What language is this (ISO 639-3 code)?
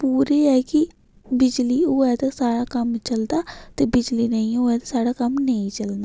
doi